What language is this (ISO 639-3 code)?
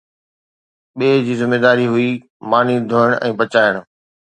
snd